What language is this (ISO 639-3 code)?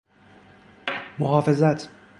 fas